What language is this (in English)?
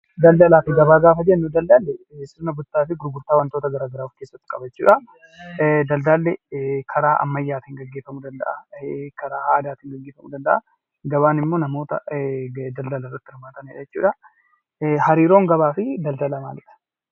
Oromo